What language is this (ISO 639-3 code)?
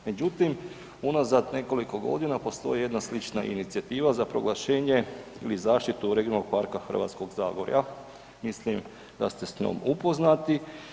hrv